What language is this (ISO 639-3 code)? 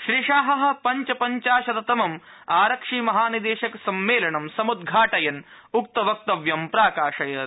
san